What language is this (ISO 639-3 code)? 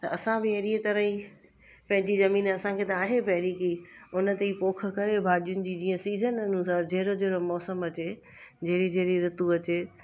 snd